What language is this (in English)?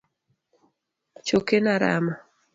Luo (Kenya and Tanzania)